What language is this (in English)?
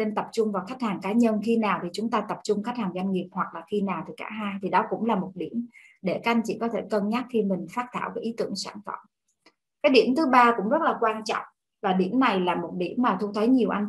Vietnamese